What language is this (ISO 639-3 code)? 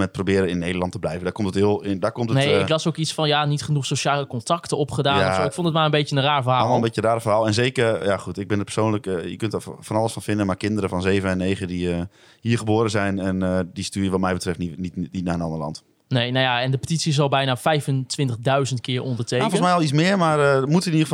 nld